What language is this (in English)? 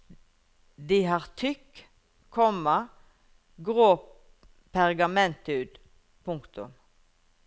Norwegian